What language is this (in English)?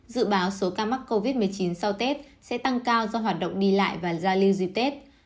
Vietnamese